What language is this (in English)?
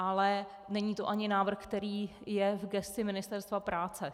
Czech